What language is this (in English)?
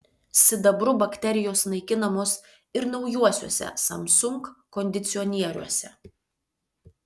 Lithuanian